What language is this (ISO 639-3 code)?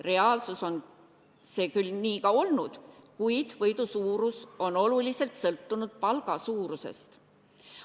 est